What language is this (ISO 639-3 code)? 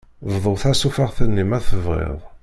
kab